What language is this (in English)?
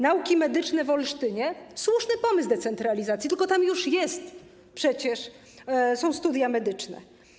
Polish